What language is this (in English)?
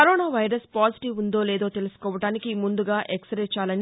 Telugu